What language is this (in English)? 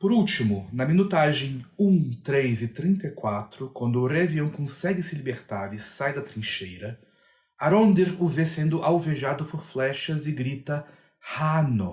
Portuguese